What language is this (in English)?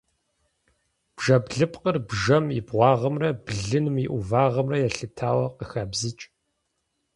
Kabardian